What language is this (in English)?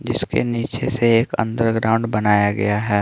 Hindi